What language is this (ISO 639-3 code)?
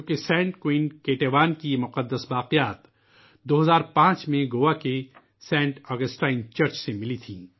urd